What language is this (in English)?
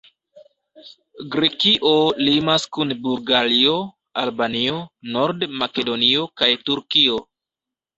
Esperanto